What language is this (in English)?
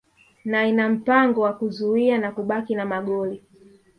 Swahili